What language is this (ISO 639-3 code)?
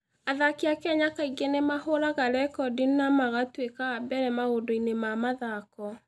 kik